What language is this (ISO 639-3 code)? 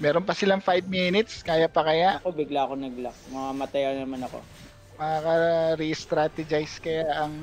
fil